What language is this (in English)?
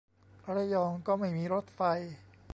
Thai